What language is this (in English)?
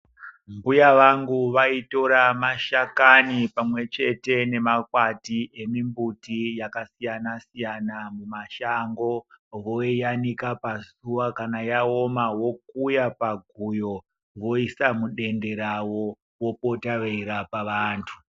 Ndau